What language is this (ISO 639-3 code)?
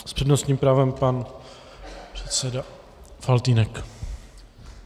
ces